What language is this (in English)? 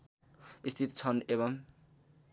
Nepali